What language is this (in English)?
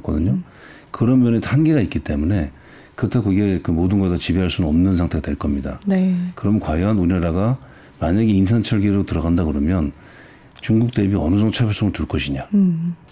Korean